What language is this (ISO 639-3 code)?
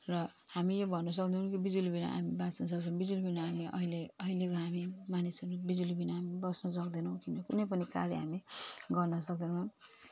nep